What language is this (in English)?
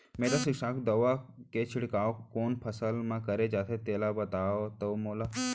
Chhattisgarhi